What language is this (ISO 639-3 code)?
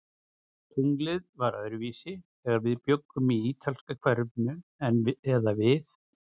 isl